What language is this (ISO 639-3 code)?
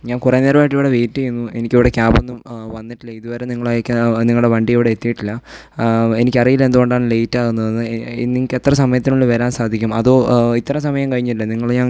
mal